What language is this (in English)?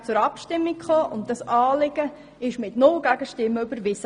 Swiss German